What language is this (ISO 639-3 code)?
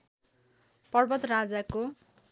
nep